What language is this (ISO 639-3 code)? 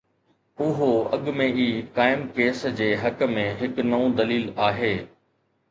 snd